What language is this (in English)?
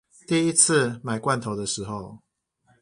Chinese